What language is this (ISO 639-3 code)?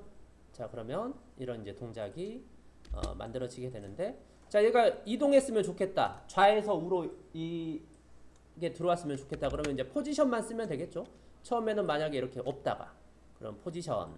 kor